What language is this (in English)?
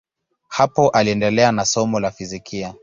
Swahili